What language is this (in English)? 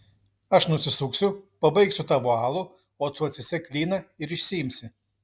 Lithuanian